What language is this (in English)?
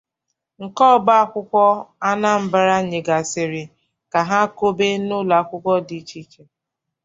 Igbo